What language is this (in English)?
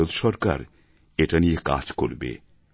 Bangla